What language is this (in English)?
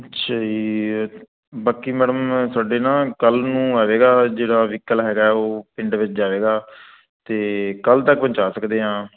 Punjabi